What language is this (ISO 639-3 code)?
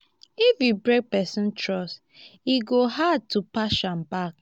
pcm